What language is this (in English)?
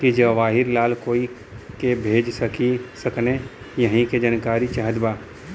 Bhojpuri